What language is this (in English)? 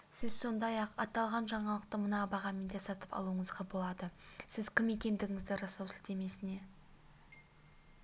Kazakh